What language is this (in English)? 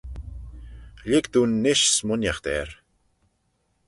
Manx